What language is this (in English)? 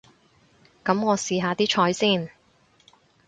Cantonese